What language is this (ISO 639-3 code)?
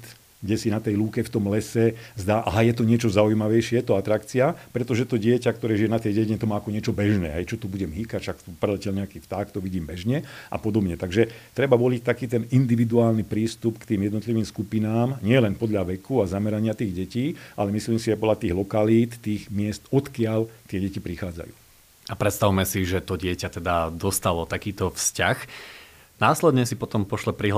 slk